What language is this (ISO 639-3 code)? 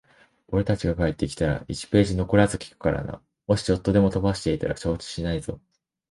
jpn